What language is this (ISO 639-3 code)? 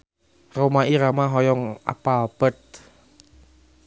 sun